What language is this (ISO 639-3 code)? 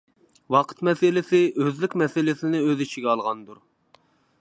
uig